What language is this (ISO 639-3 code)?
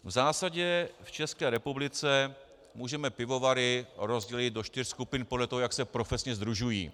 ces